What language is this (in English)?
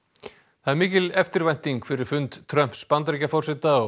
Icelandic